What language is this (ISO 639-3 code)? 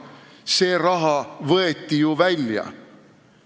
est